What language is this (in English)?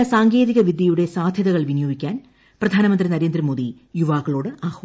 Malayalam